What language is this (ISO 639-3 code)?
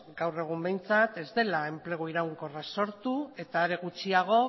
eus